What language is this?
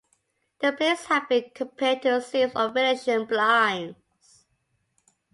English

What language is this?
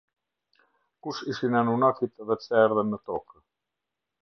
Albanian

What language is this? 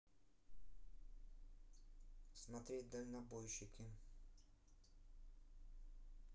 Russian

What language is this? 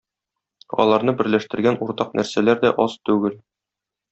Tatar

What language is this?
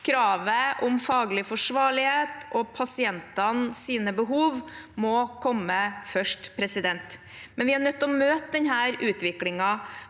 Norwegian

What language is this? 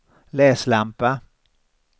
Swedish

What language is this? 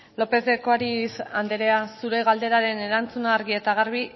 Basque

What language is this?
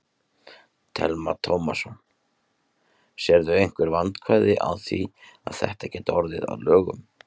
Icelandic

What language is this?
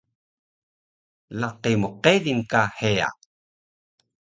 Taroko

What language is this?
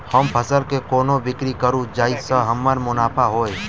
Maithili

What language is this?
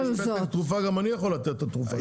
Hebrew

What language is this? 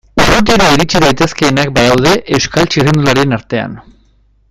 Basque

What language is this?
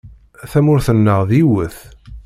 Kabyle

